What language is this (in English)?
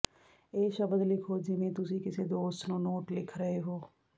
Punjabi